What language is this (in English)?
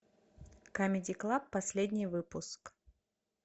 Russian